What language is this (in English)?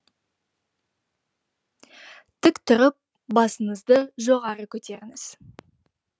Kazakh